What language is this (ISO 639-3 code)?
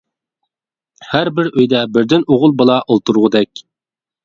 uig